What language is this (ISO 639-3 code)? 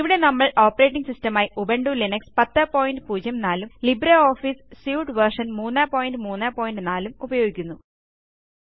mal